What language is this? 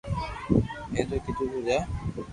Loarki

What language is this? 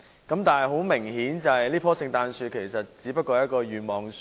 Cantonese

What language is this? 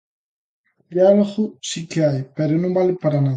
Galician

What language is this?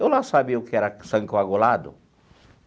Portuguese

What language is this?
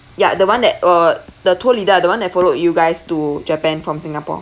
English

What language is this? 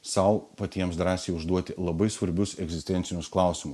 Lithuanian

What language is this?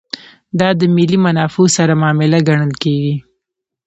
Pashto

